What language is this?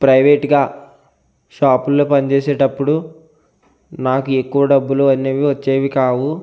Telugu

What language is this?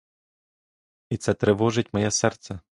Ukrainian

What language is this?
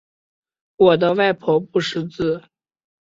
Chinese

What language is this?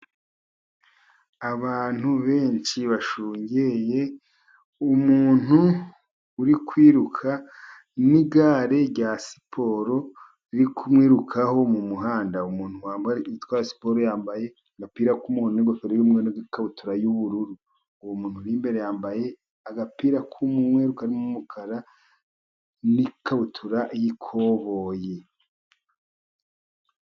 Kinyarwanda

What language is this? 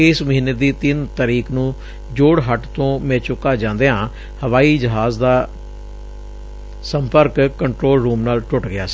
Punjabi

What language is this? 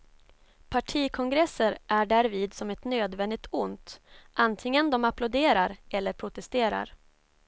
Swedish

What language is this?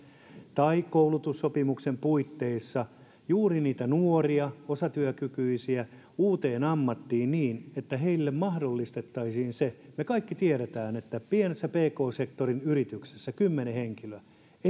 Finnish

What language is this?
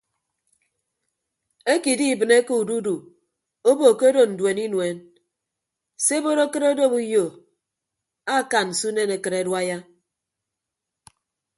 Ibibio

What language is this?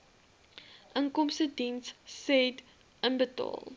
Afrikaans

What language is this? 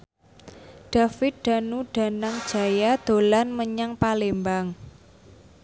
Javanese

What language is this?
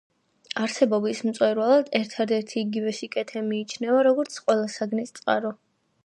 Georgian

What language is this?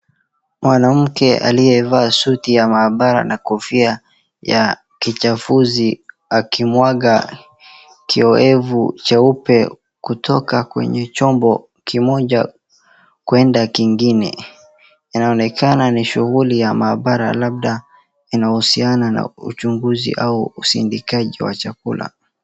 Swahili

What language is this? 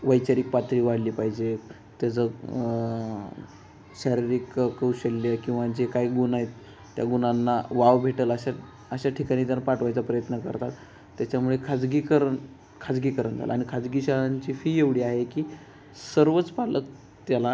Marathi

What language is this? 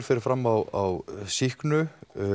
Icelandic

